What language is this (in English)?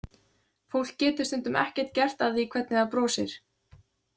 Icelandic